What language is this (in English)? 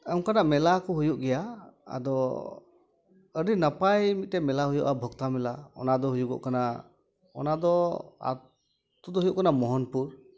Santali